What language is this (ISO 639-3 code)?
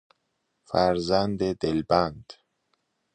fas